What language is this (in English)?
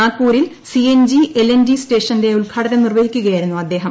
Malayalam